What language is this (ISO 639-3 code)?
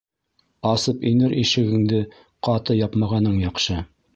bak